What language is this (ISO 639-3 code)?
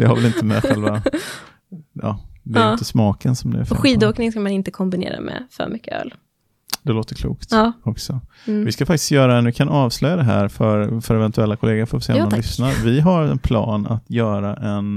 swe